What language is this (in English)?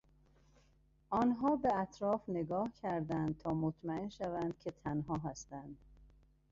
Persian